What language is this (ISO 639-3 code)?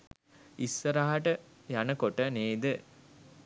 sin